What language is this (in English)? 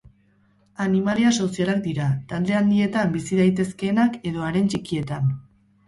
Basque